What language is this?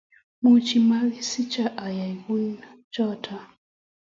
Kalenjin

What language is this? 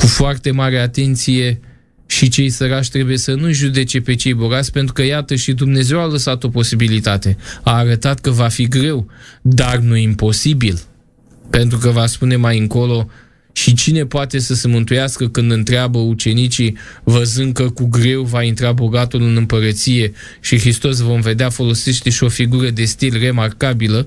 Romanian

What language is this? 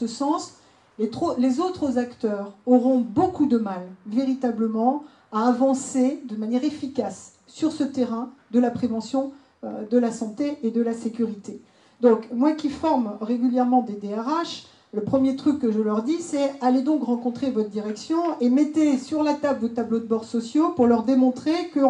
French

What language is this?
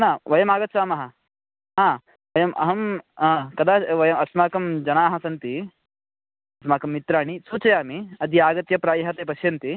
Sanskrit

